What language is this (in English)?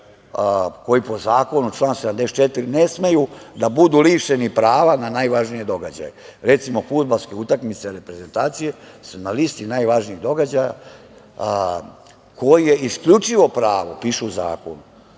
Serbian